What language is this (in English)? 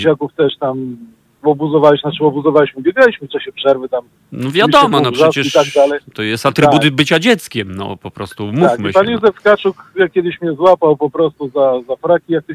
Polish